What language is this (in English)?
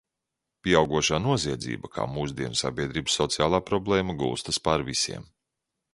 Latvian